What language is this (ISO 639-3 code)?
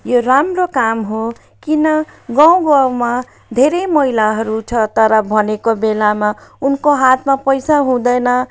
nep